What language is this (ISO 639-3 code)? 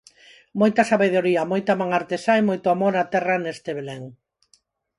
glg